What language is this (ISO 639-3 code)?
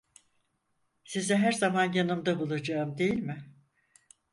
tur